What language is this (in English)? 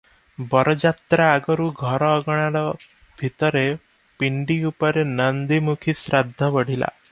Odia